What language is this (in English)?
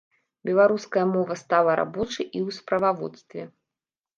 Belarusian